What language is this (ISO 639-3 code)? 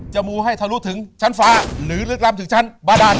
tha